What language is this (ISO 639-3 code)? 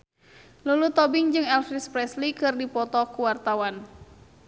sun